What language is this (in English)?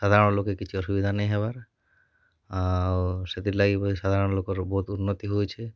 Odia